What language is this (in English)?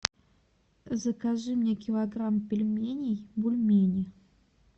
Russian